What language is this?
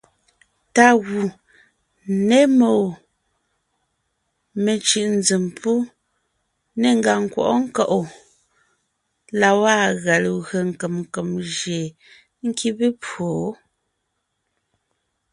Ngiemboon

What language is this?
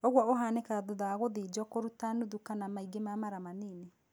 Kikuyu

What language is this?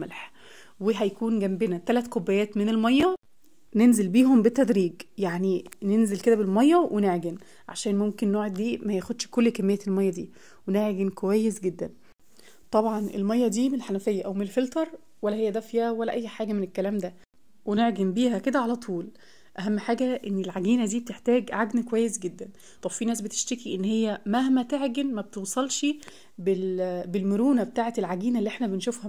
Arabic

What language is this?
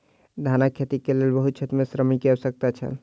Maithili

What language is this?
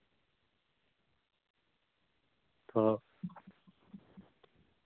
Santali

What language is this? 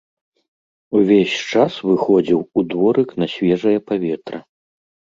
Belarusian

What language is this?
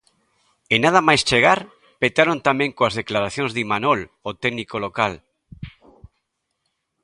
Galician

